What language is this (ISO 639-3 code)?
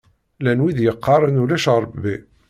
kab